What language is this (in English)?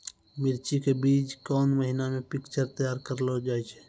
Maithili